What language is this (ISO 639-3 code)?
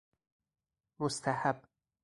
fas